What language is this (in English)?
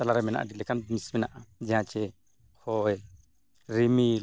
Santali